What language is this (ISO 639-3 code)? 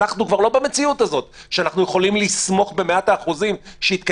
heb